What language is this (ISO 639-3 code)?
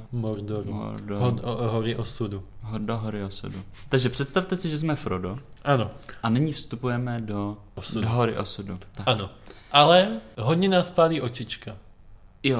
ces